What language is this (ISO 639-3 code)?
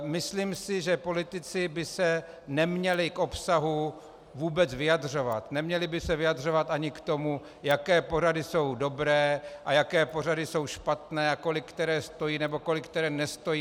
ces